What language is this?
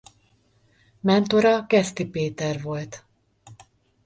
Hungarian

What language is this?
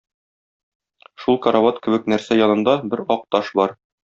Tatar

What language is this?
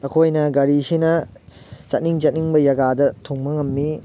Manipuri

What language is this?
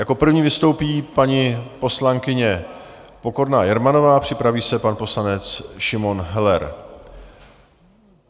Czech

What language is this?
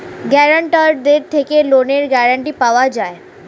Bangla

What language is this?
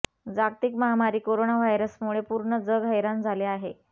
Marathi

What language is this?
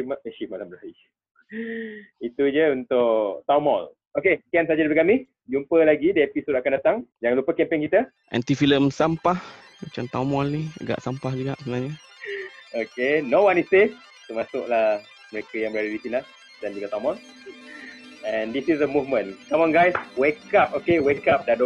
Malay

